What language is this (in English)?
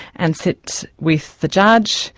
English